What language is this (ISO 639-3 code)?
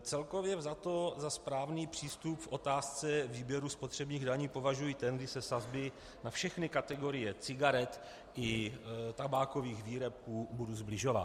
ces